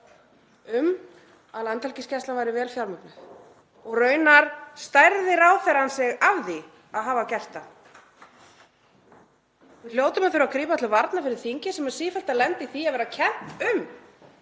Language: Icelandic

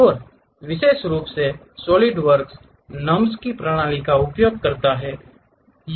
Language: Hindi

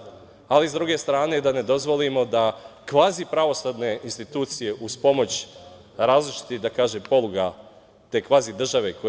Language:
Serbian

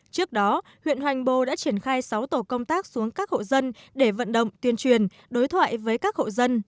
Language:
Vietnamese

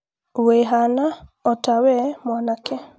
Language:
Kikuyu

